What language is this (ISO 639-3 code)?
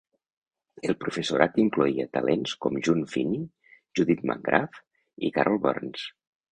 cat